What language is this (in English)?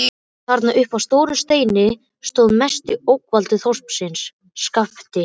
Icelandic